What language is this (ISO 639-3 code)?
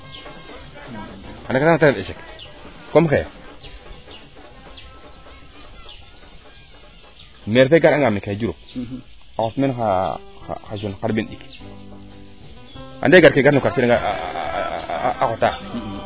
srr